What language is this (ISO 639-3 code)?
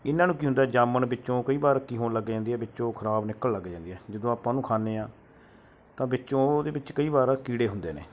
pan